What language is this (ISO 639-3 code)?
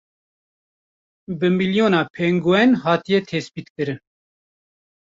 kur